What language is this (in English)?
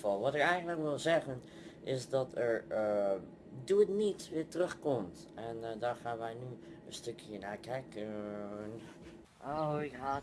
Dutch